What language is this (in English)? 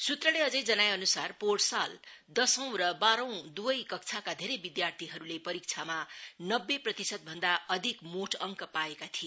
Nepali